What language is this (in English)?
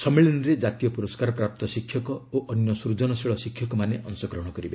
Odia